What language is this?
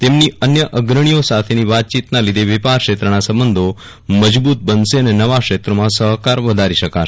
Gujarati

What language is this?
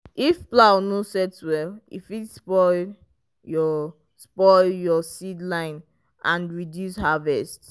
Nigerian Pidgin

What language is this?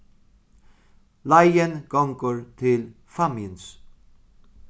Faroese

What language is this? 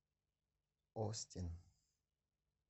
Russian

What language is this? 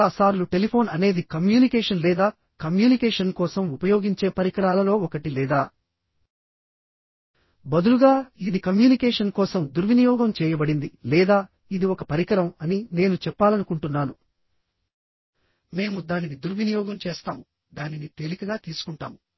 Telugu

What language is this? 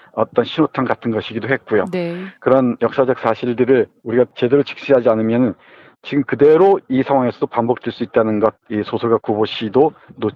Korean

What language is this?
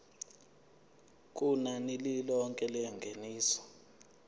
Zulu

